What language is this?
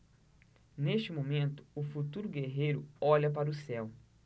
Portuguese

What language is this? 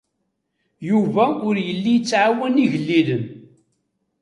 Kabyle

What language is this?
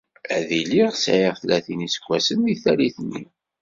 Kabyle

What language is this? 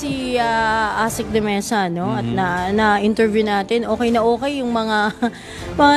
Filipino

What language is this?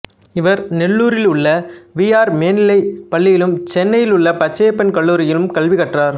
Tamil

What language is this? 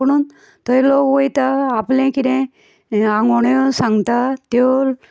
Konkani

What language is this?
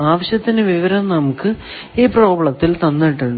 Malayalam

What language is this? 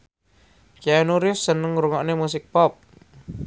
Javanese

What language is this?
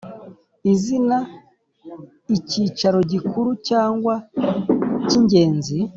Kinyarwanda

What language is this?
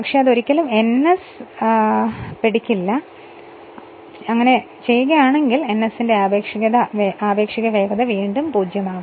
Malayalam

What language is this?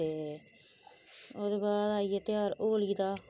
Dogri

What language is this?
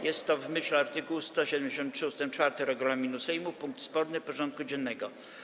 Polish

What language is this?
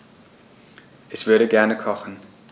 German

